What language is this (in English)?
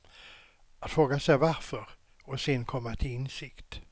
Swedish